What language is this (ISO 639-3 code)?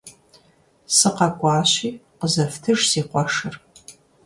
kbd